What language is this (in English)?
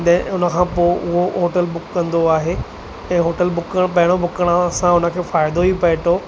Sindhi